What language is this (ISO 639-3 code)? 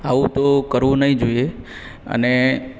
guj